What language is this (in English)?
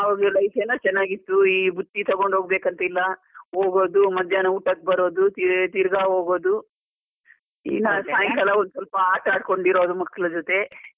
Kannada